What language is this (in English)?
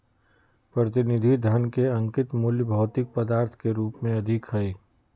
Magahi